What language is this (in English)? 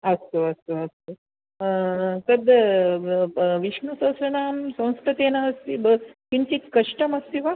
Sanskrit